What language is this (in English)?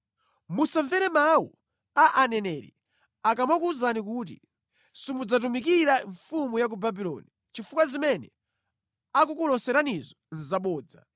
Nyanja